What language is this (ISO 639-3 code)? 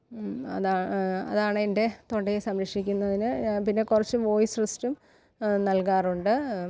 mal